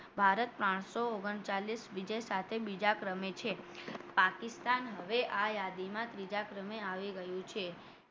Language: Gujarati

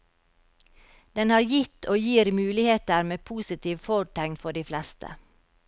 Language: Norwegian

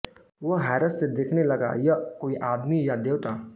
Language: Hindi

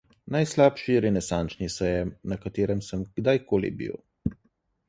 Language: Slovenian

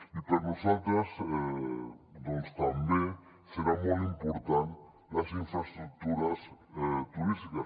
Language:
Catalan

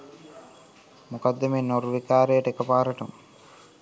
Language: Sinhala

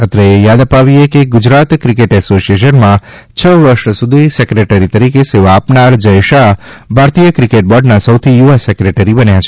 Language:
Gujarati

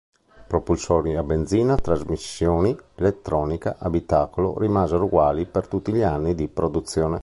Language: Italian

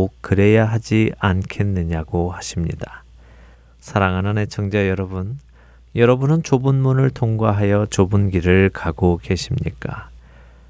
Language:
Korean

